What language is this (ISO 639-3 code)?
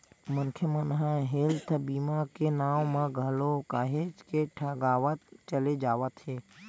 hne